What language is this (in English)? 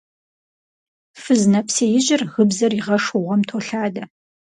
Kabardian